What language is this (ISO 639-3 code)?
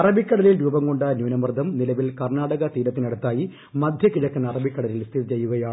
mal